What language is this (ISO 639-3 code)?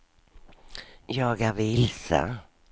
swe